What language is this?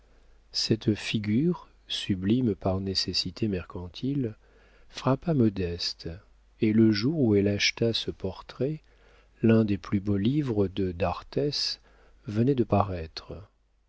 French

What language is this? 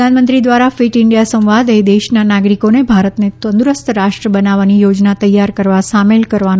Gujarati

